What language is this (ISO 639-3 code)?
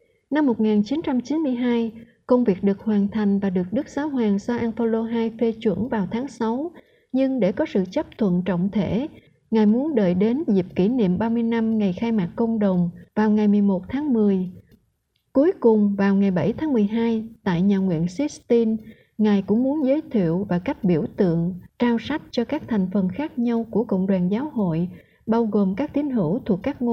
vie